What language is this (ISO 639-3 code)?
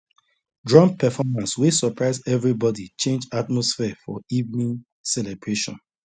pcm